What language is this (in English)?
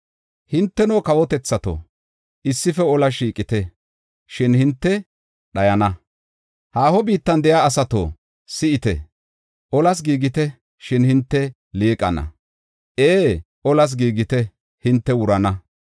Gofa